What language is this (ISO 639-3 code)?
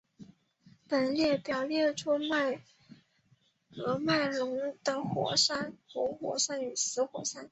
zho